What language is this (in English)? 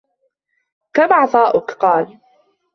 Arabic